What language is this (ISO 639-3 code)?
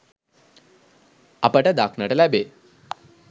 sin